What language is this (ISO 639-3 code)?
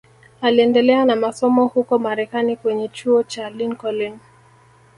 swa